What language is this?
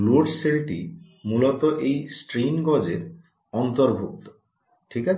Bangla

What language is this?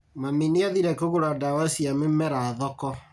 Kikuyu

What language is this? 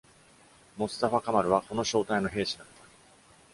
Japanese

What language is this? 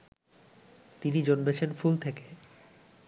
Bangla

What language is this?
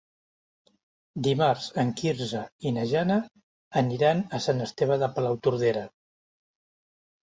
Catalan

